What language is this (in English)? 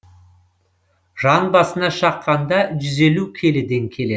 Kazakh